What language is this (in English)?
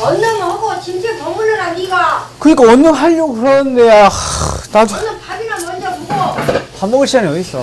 Korean